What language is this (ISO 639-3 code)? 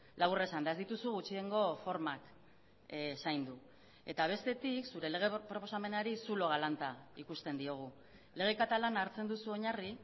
eus